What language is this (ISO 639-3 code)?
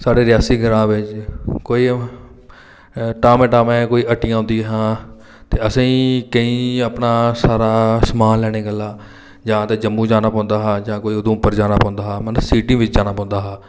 doi